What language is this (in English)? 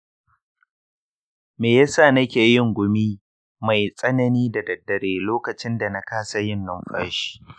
Hausa